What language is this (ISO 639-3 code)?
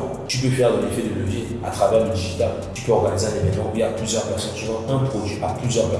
fra